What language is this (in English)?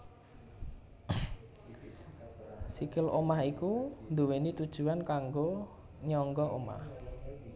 Javanese